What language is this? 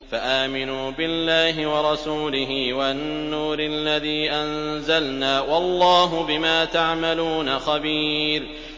Arabic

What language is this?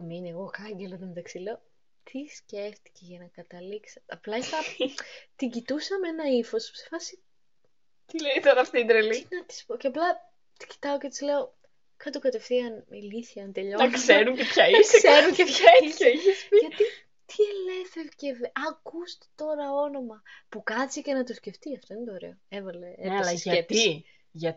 Greek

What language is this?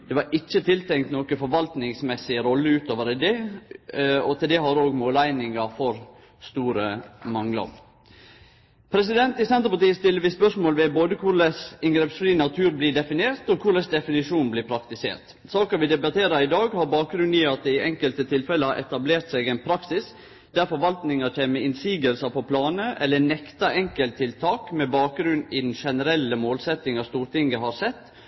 Norwegian Nynorsk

